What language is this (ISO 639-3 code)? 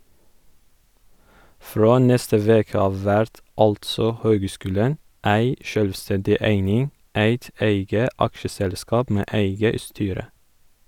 nor